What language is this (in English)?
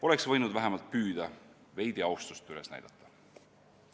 Estonian